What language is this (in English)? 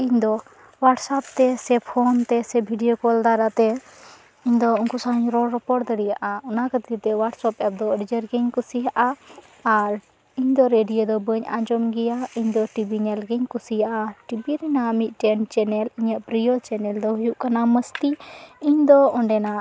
Santali